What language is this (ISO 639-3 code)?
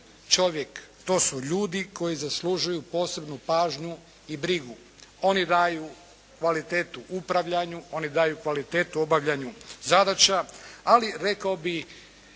hrv